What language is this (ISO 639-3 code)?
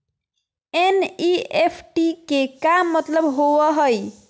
mag